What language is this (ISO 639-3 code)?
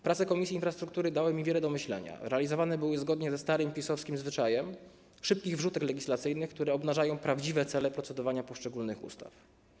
pol